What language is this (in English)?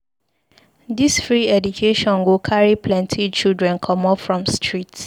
Nigerian Pidgin